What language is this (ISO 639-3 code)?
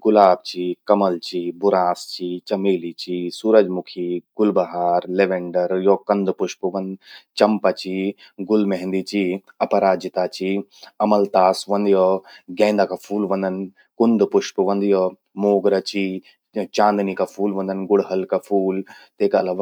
gbm